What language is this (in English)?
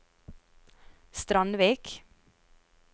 Norwegian